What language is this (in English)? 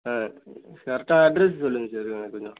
Tamil